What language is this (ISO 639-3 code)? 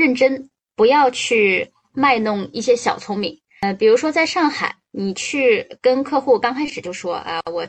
zho